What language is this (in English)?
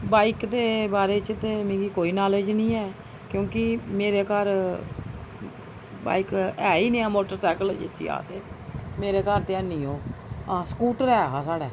Dogri